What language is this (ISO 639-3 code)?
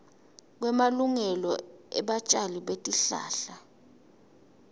ssw